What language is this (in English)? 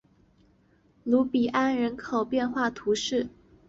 Chinese